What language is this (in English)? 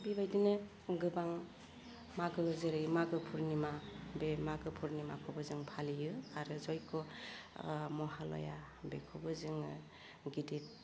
Bodo